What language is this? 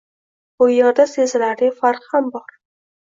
Uzbek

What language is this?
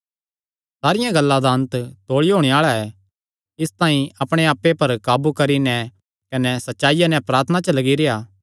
Kangri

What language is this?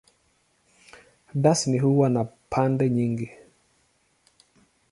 Swahili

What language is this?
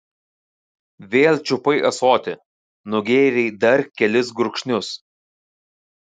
Lithuanian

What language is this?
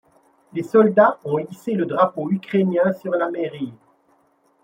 French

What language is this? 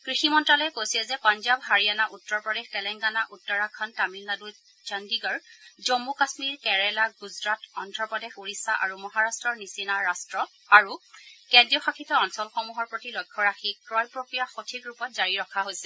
Assamese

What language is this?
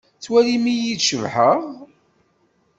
Kabyle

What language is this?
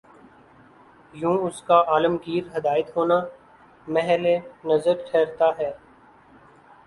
Urdu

